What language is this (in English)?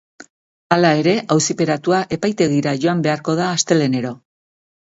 Basque